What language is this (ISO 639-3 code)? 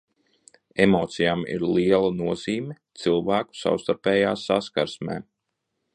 lav